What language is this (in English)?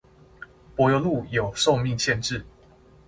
Chinese